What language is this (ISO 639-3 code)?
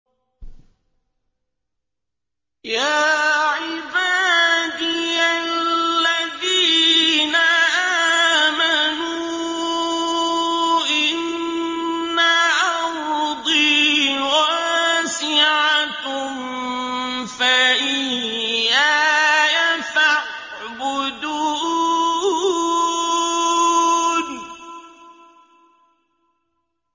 ara